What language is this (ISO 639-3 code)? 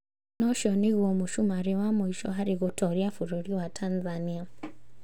kik